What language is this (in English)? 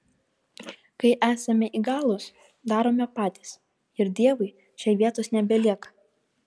Lithuanian